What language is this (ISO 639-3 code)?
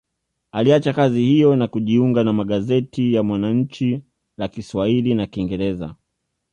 swa